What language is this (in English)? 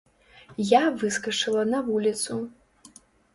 Belarusian